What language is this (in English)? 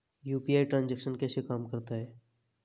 Hindi